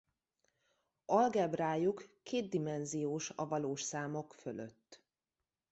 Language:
Hungarian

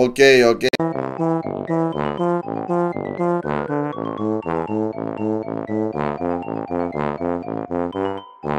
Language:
Spanish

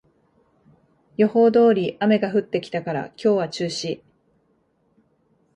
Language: Japanese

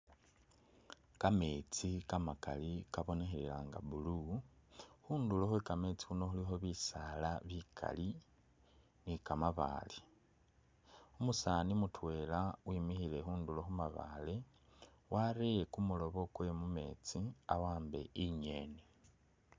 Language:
Masaaba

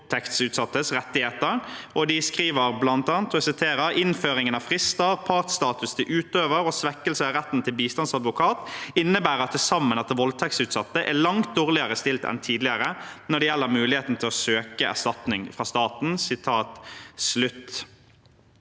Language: Norwegian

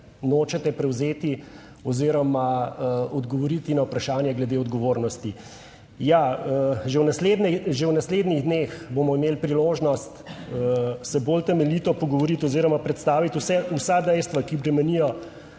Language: Slovenian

